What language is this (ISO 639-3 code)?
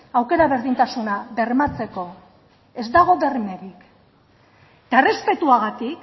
eus